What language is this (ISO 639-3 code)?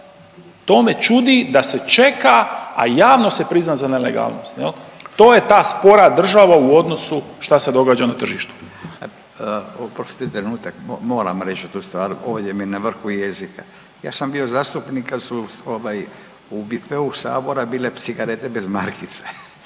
hrv